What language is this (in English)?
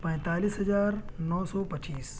Urdu